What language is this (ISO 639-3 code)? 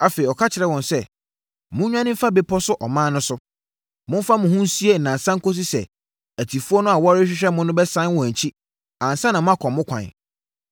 aka